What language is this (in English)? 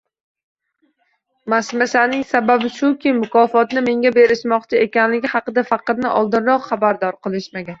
Uzbek